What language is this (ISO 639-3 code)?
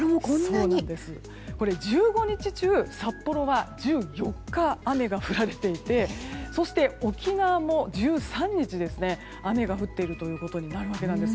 jpn